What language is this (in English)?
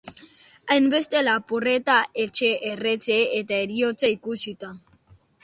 Basque